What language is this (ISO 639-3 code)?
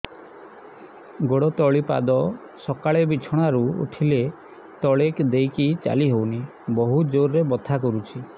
ori